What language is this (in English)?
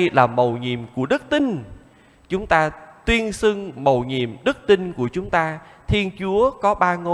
Vietnamese